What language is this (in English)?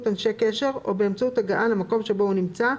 Hebrew